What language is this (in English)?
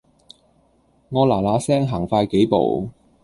Cantonese